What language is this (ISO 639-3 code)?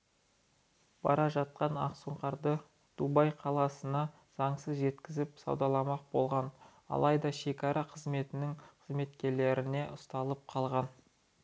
kaz